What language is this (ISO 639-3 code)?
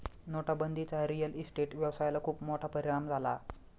mar